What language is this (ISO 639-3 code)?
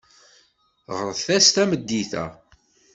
kab